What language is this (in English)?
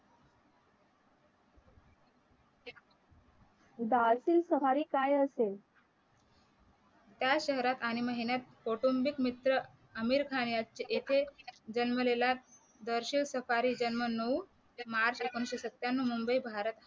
Marathi